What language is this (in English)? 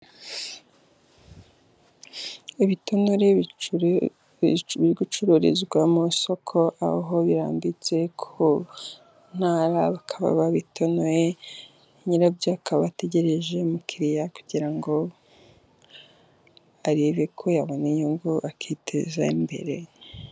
Kinyarwanda